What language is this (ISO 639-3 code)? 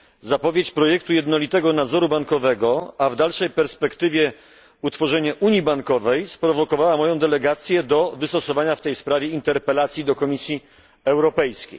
pol